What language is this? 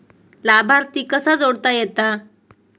Marathi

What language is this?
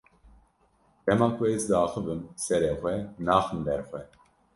Kurdish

